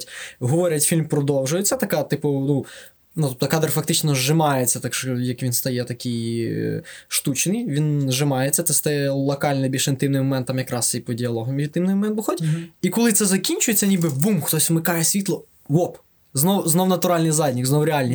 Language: Ukrainian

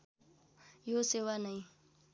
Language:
Nepali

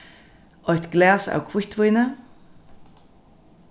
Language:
Faroese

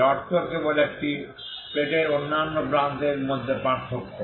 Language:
Bangla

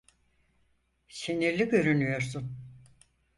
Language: Turkish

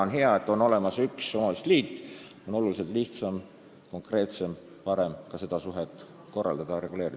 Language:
Estonian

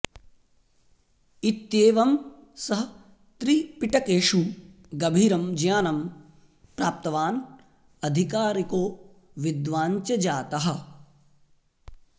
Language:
Sanskrit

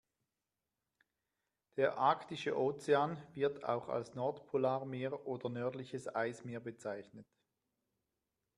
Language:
German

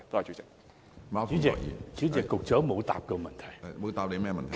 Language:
Cantonese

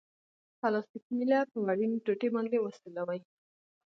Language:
Pashto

